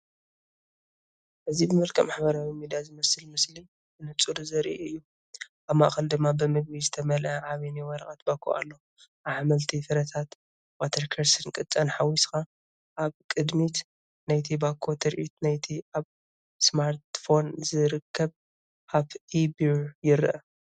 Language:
Tigrinya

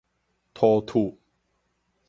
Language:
Min Nan Chinese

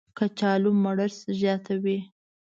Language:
Pashto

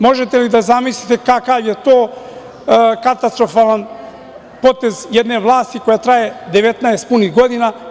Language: Serbian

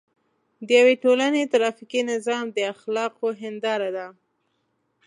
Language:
Pashto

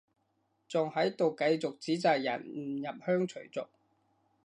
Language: Cantonese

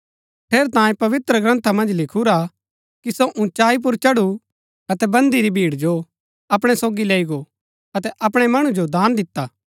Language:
Gaddi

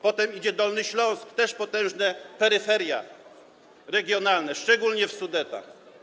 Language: Polish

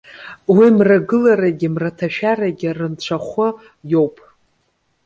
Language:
Abkhazian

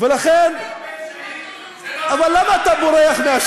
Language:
Hebrew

